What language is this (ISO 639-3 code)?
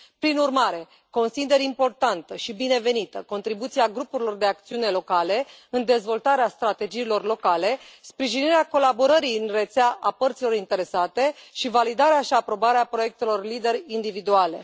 ron